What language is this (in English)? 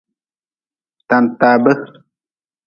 Nawdm